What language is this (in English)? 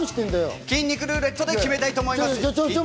Japanese